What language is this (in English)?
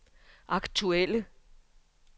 Danish